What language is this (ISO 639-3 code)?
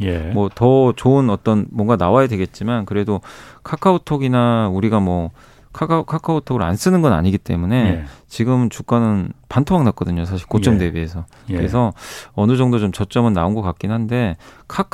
kor